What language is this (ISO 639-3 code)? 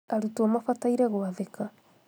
kik